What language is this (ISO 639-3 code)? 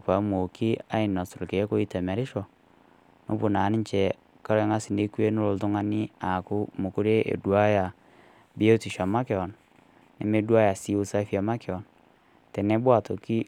mas